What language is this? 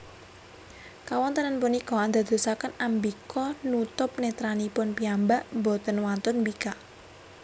Javanese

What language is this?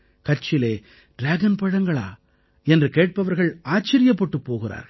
Tamil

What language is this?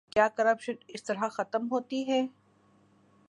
Urdu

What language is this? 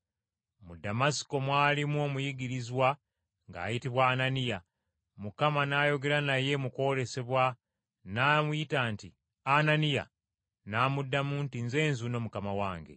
Ganda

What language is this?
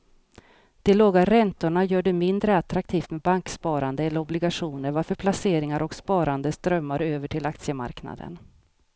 Swedish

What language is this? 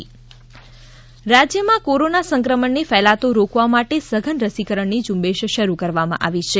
Gujarati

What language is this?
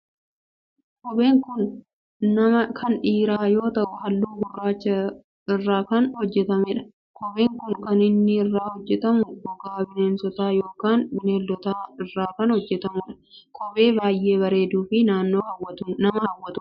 Oromo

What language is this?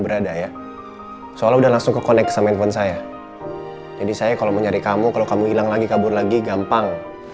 Indonesian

